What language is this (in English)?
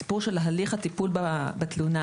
Hebrew